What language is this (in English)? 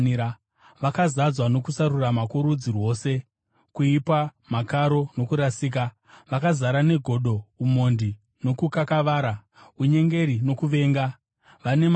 Shona